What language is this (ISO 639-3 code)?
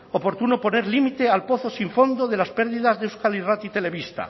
spa